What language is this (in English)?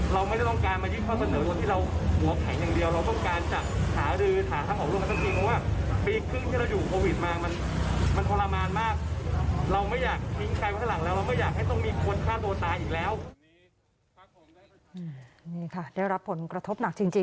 Thai